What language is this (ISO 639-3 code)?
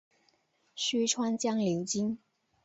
zho